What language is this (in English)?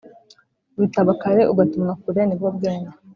Kinyarwanda